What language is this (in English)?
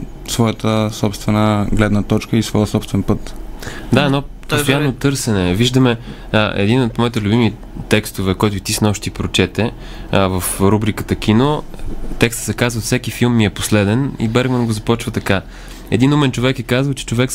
Bulgarian